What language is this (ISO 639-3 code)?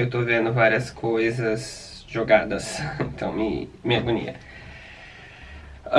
por